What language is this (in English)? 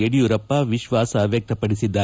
Kannada